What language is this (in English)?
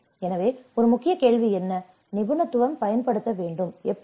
Tamil